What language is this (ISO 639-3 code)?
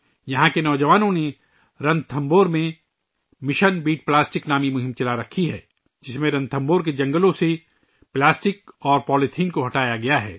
urd